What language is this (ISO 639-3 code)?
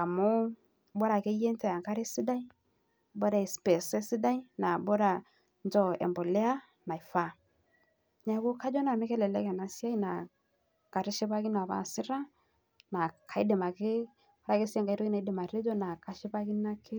mas